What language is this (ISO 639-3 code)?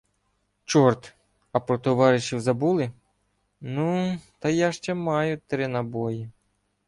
ukr